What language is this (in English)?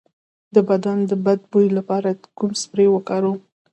Pashto